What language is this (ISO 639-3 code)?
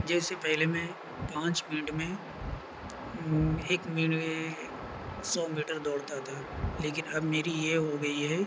urd